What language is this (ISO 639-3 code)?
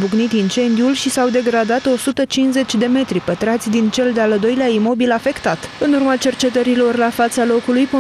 ron